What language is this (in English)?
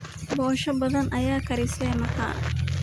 Somali